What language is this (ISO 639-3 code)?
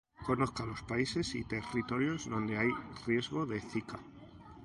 spa